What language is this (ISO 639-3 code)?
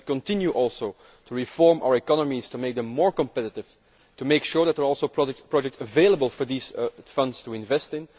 eng